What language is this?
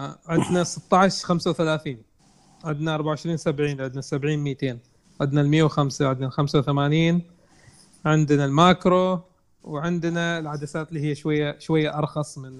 Arabic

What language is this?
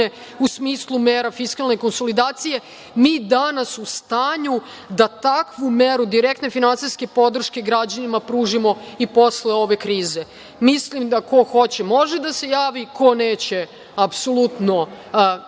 Serbian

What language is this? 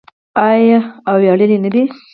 Pashto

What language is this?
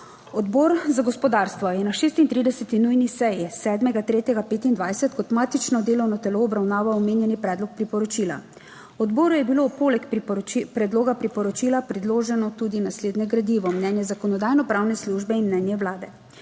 Slovenian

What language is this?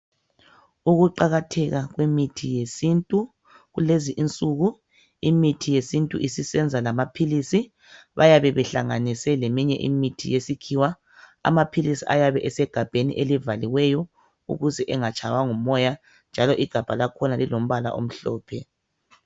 North Ndebele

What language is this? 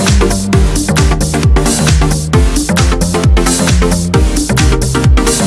Vietnamese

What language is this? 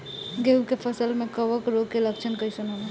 Bhojpuri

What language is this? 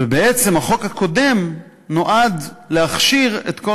Hebrew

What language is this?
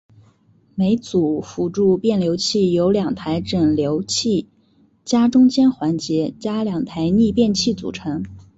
Chinese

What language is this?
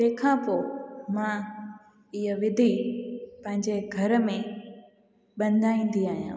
Sindhi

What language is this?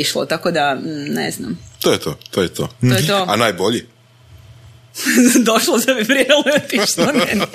Croatian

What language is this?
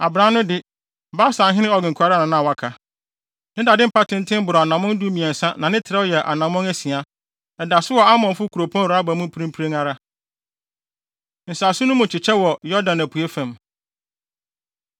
Akan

